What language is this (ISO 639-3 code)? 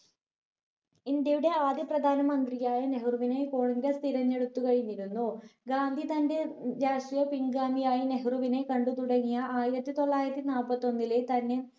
mal